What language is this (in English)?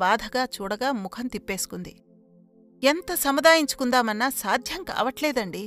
Telugu